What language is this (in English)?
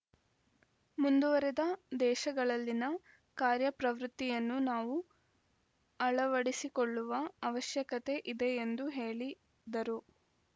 Kannada